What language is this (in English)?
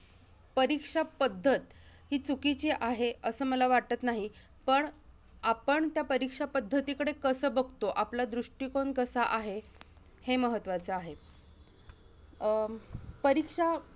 Marathi